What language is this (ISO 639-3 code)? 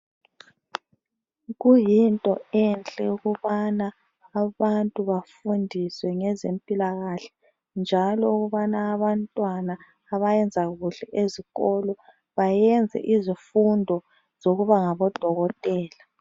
nde